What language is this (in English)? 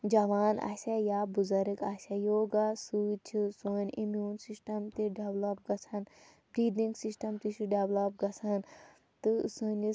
Kashmiri